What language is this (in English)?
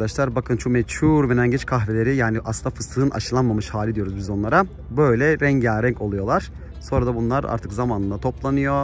Turkish